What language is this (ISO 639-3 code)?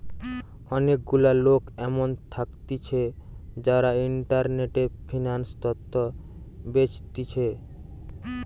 ben